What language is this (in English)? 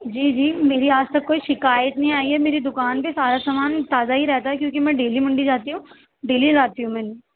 Urdu